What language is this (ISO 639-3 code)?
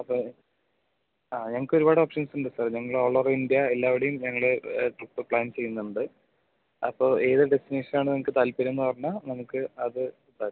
mal